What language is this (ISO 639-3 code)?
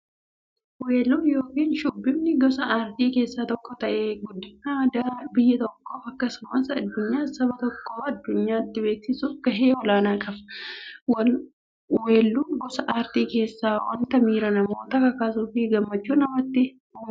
orm